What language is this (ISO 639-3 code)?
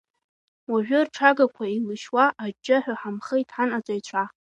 abk